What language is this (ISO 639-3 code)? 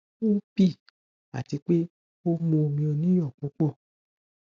yor